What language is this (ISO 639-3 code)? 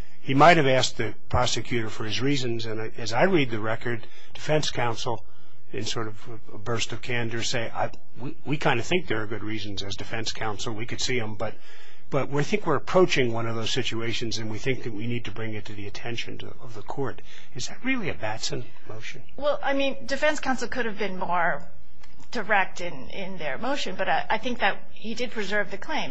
eng